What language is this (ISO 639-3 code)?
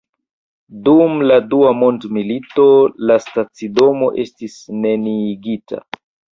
epo